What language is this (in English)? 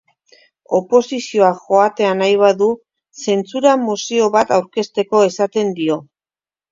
Basque